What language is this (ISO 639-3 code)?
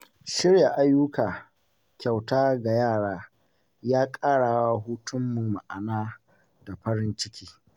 hau